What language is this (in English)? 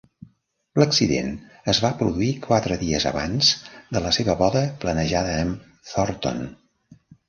Catalan